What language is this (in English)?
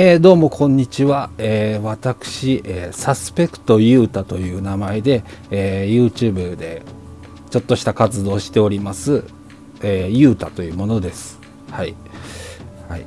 Japanese